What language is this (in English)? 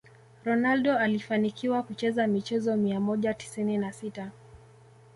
Swahili